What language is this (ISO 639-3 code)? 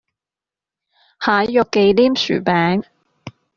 yue